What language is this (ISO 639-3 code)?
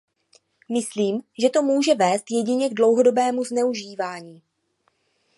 ces